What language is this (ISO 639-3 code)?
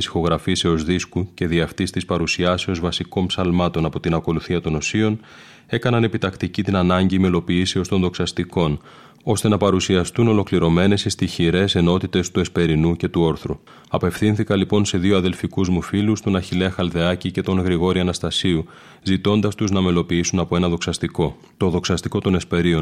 ell